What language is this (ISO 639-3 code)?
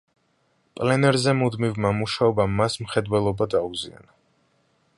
kat